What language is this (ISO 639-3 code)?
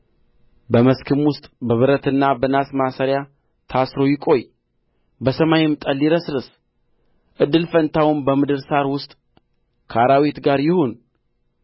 amh